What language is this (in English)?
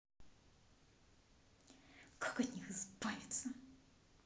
Russian